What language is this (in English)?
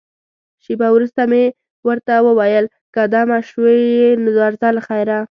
Pashto